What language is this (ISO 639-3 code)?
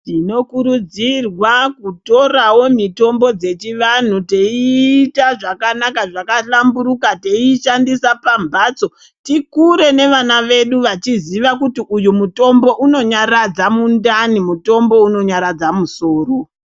ndc